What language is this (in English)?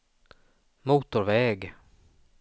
Swedish